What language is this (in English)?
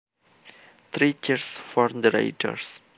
Javanese